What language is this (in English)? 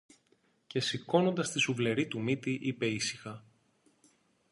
Greek